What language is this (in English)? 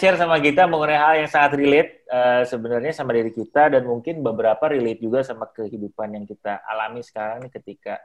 Indonesian